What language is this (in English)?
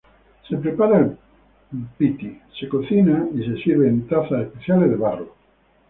Spanish